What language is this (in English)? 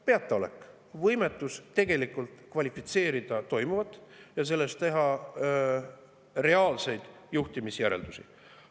Estonian